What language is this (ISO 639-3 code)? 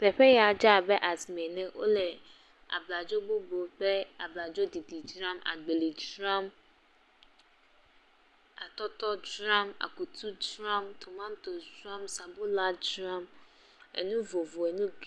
ewe